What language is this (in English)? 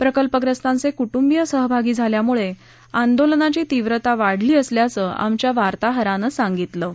Marathi